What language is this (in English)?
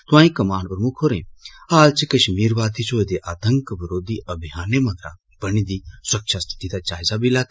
Dogri